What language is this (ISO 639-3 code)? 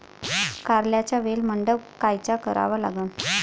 mar